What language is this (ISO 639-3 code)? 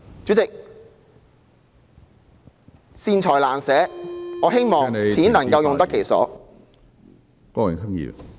yue